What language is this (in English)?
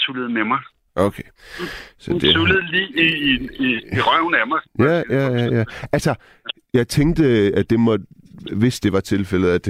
Danish